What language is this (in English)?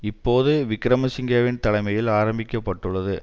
Tamil